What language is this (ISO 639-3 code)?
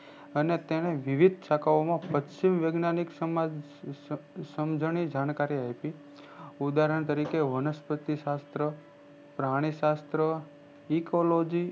guj